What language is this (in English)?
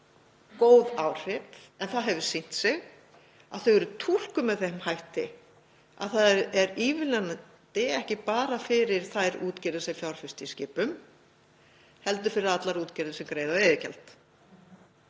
Icelandic